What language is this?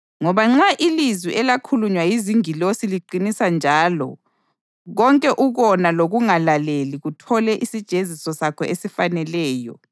North Ndebele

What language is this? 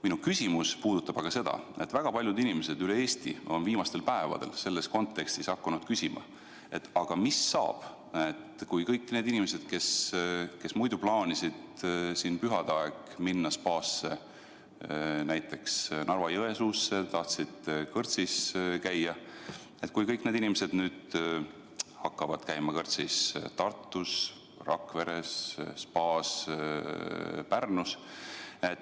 Estonian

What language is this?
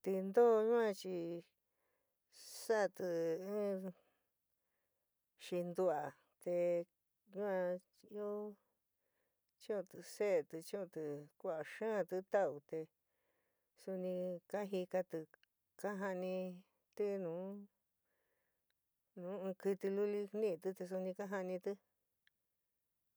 San Miguel El Grande Mixtec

